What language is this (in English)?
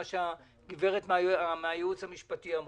Hebrew